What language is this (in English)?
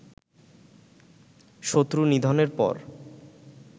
Bangla